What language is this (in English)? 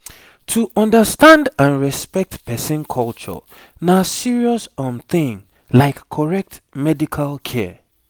Nigerian Pidgin